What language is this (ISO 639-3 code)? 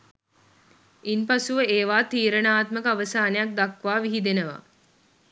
sin